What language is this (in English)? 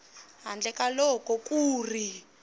Tsonga